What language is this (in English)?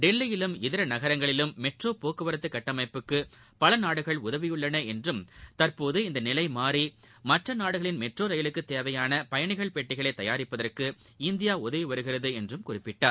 Tamil